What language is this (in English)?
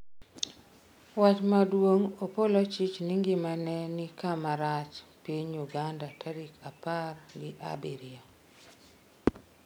Luo (Kenya and Tanzania)